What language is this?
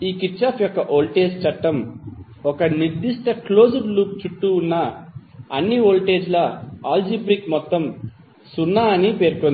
Telugu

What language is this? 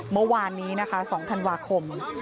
Thai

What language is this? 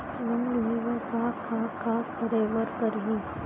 Chhattisgarhi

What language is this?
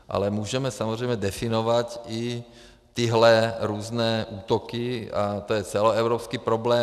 Czech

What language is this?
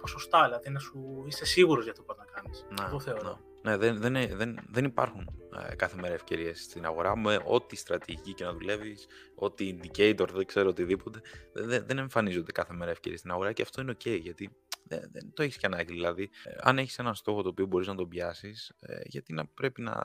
Greek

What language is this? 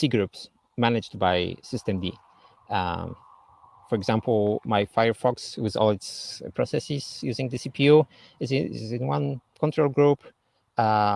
English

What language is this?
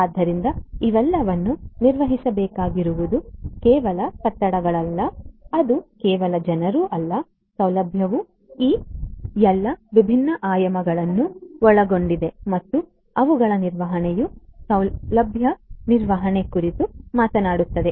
Kannada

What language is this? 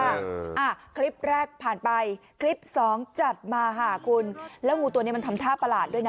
Thai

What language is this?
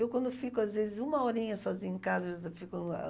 Portuguese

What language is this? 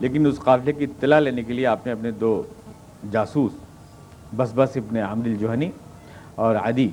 Urdu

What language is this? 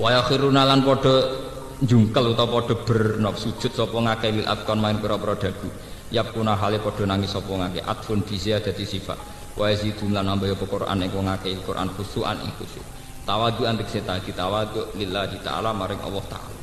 Indonesian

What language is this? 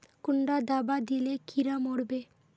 Magahi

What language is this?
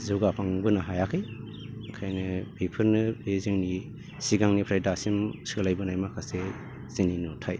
Bodo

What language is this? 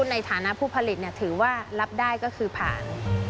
Thai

